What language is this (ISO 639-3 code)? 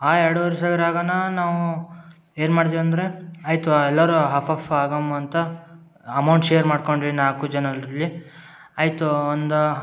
kan